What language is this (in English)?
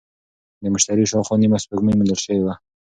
Pashto